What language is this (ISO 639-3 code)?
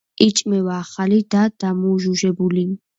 kat